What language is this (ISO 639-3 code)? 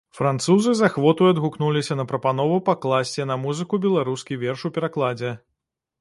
bel